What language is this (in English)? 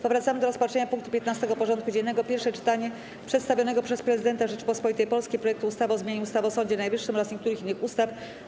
Polish